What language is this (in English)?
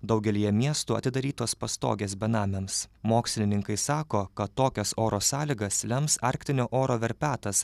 Lithuanian